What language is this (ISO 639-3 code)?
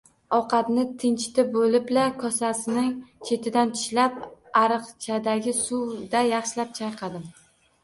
uzb